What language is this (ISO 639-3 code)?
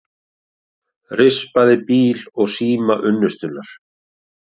isl